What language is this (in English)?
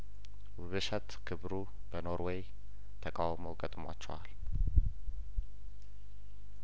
Amharic